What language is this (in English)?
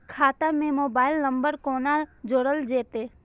Maithili